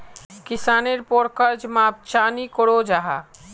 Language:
Magahi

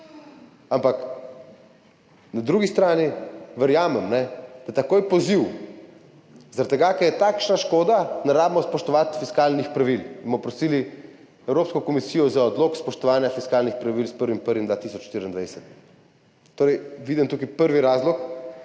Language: Slovenian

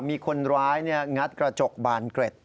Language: Thai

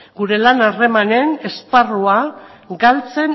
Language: Basque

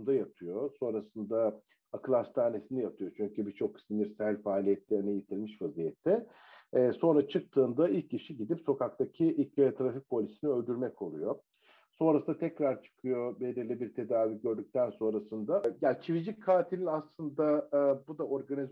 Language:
Turkish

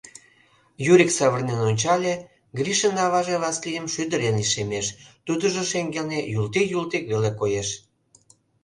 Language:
Mari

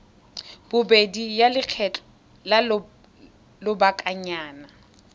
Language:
Tswana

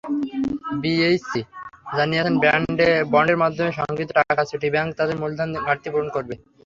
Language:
Bangla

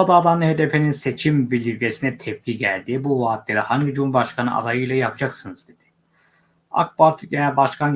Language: Turkish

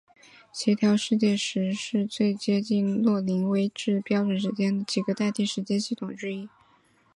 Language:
Chinese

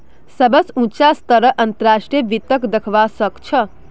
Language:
Magahi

